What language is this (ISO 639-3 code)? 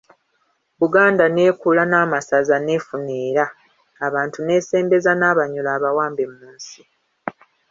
lug